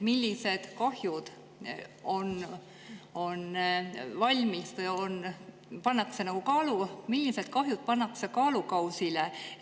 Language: Estonian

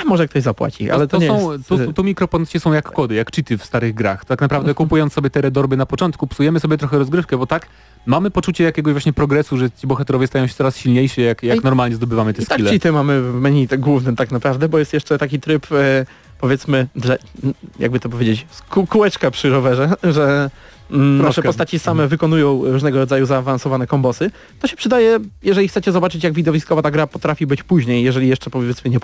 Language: Polish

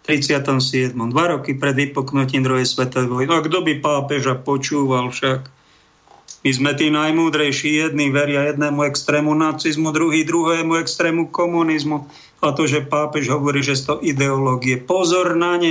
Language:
Slovak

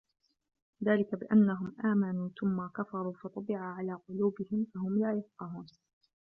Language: Arabic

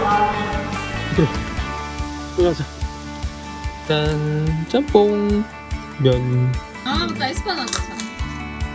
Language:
Korean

